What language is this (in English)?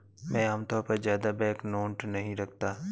Hindi